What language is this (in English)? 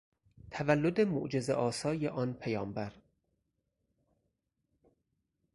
Persian